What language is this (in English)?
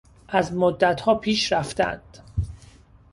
Persian